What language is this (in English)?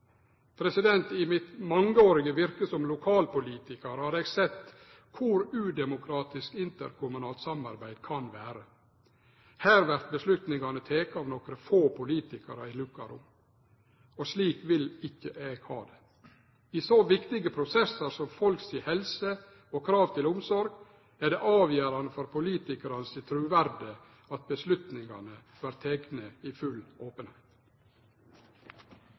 Norwegian Nynorsk